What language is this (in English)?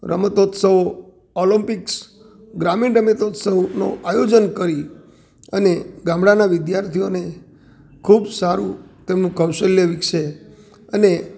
Gujarati